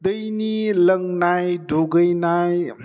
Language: Bodo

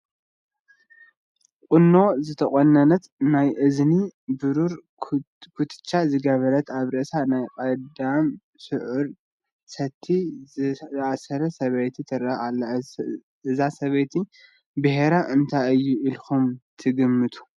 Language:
Tigrinya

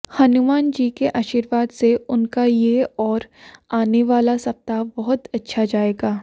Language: Hindi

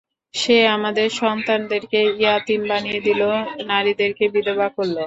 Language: Bangla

